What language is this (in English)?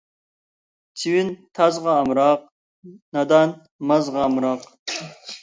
Uyghur